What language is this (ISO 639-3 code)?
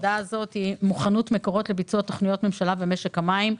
heb